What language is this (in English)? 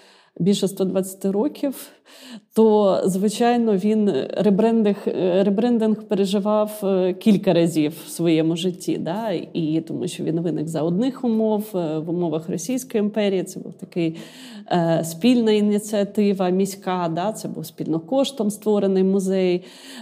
Ukrainian